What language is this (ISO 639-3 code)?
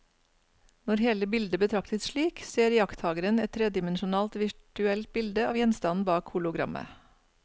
nor